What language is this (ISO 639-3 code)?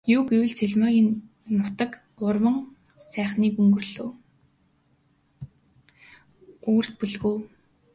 mon